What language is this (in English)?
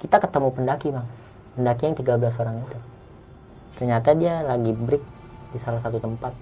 Indonesian